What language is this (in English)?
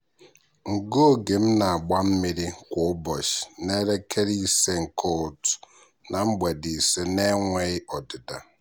Igbo